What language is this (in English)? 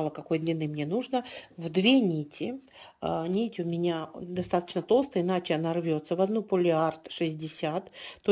Russian